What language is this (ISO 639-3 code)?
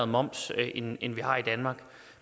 dan